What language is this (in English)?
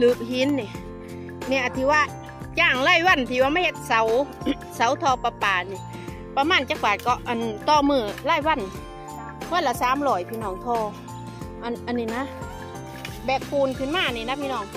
Thai